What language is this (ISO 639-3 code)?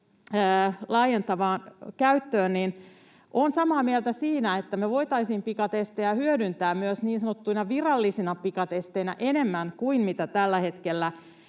fin